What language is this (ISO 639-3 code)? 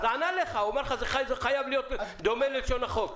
heb